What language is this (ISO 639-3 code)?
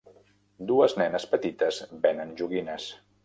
cat